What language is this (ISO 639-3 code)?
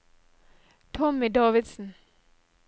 nor